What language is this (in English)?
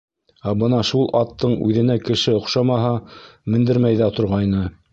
Bashkir